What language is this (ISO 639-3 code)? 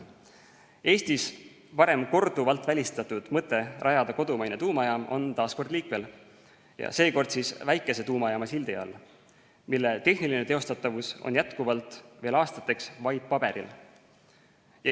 est